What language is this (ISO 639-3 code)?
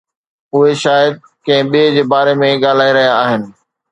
snd